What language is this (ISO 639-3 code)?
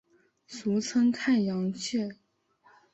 zho